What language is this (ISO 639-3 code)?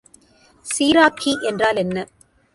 tam